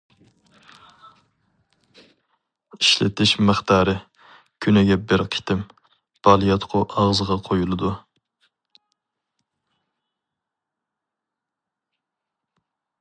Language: Uyghur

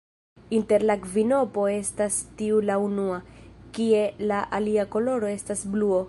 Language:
Esperanto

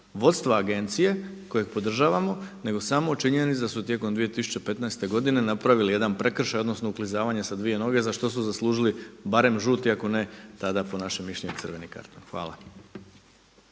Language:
Croatian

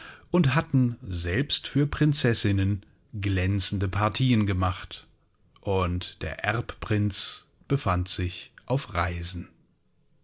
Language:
German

